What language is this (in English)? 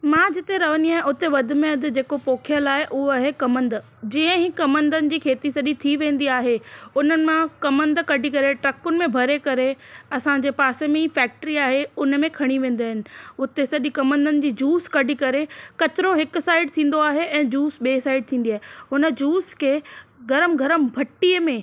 Sindhi